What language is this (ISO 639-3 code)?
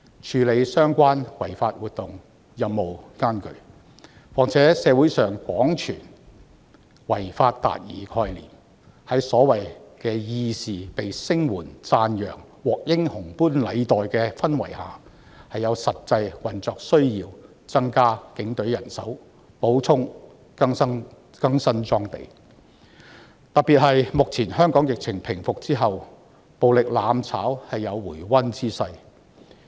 yue